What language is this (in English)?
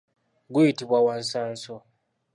Ganda